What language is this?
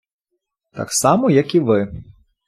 Ukrainian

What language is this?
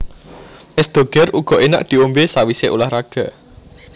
Javanese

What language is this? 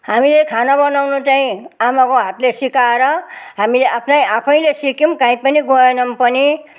Nepali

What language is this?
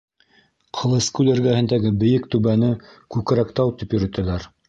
Bashkir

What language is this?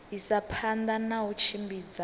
Venda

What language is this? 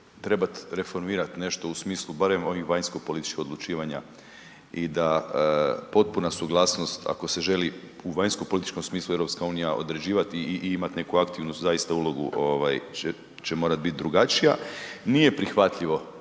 Croatian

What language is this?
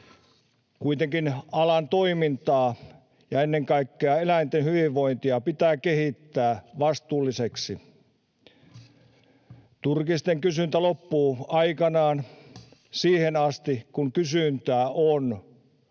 Finnish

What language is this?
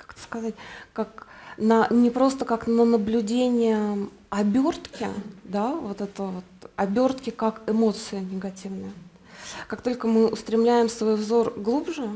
Russian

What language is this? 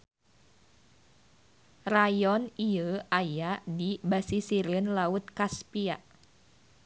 Sundanese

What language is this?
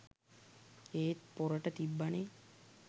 Sinhala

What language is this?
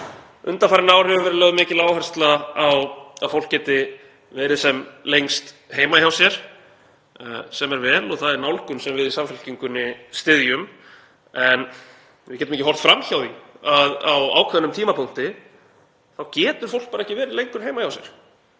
Icelandic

